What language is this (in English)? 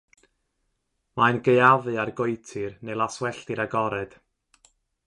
Welsh